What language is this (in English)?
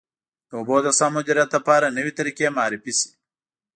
Pashto